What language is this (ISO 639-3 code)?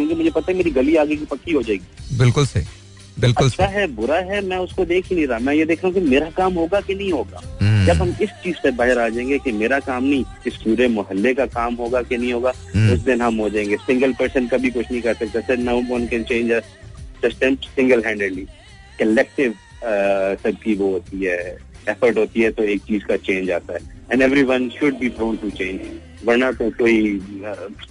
hin